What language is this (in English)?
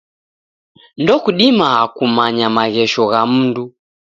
Taita